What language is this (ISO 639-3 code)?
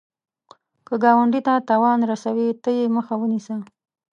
pus